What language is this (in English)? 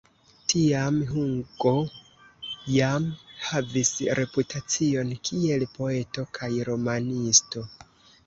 Esperanto